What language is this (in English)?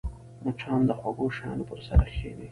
Pashto